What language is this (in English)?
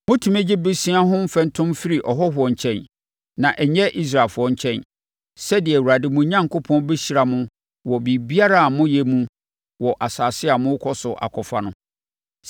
Akan